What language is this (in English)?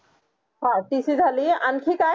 Marathi